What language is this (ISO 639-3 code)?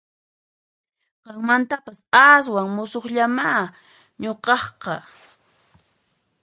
qxp